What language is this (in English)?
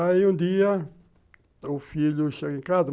Portuguese